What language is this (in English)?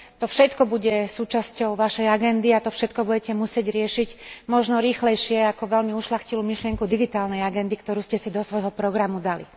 Slovak